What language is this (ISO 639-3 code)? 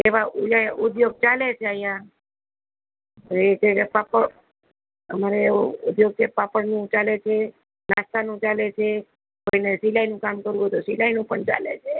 guj